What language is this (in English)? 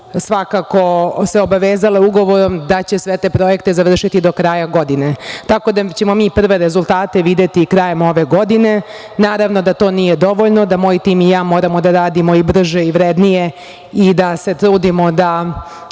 Serbian